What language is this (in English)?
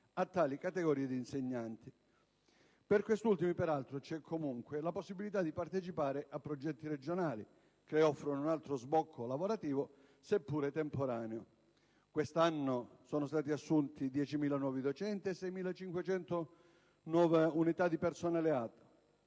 Italian